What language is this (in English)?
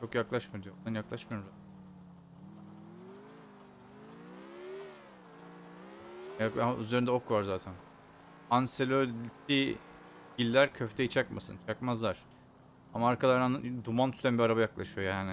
Turkish